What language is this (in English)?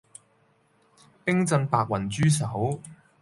Cantonese